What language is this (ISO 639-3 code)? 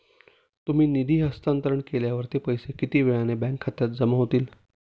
mar